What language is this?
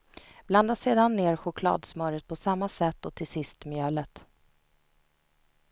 Swedish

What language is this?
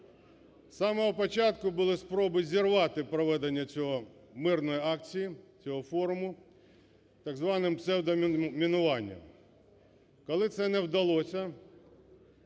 Ukrainian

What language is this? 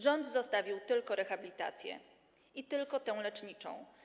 Polish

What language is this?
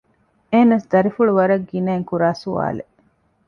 Divehi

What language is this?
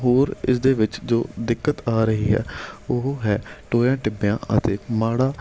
Punjabi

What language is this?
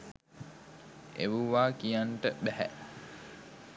Sinhala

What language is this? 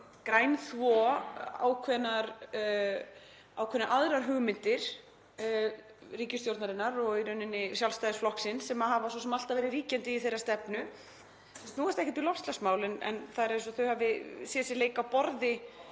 Icelandic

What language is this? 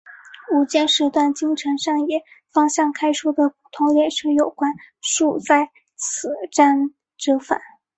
Chinese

